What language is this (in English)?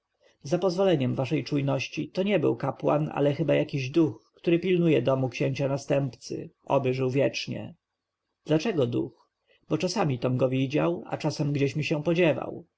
Polish